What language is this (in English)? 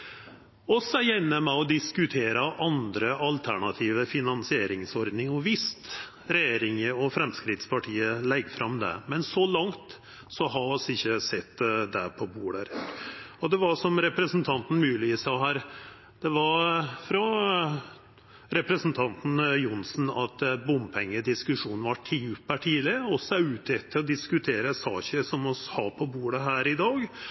Norwegian Nynorsk